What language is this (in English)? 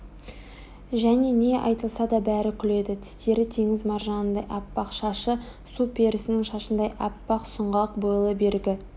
Kazakh